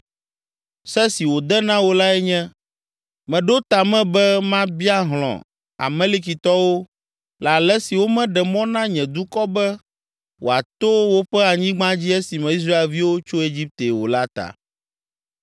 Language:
Ewe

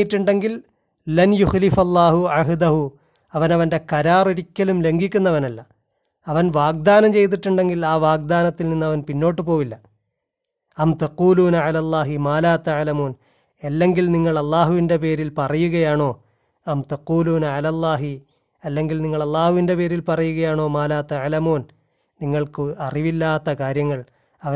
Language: Malayalam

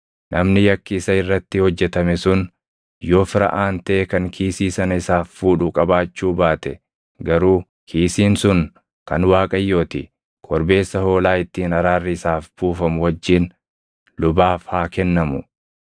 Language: Oromo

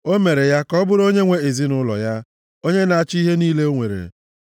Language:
Igbo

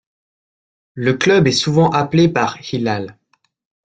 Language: French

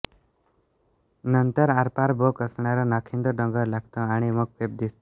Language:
Marathi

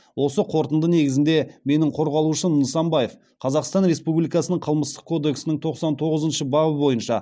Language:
Kazakh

